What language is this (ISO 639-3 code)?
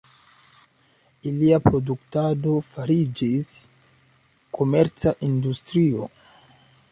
epo